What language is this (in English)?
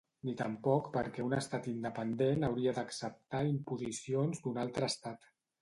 Catalan